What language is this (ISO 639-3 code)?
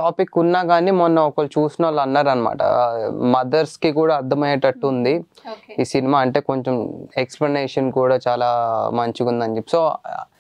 tel